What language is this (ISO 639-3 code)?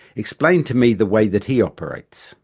eng